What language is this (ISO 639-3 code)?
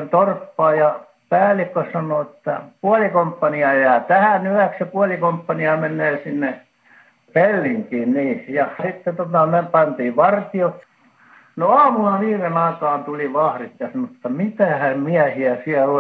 fin